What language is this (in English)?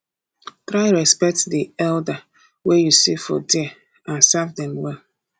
Nigerian Pidgin